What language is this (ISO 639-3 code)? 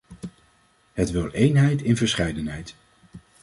nld